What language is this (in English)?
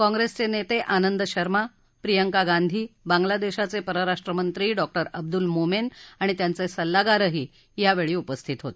Marathi